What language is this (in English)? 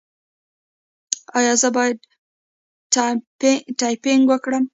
Pashto